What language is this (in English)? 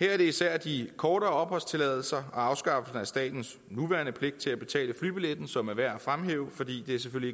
Danish